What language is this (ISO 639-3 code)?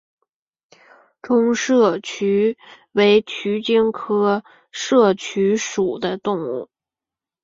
zho